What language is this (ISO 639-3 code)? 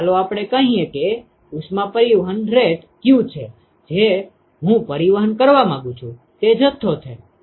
guj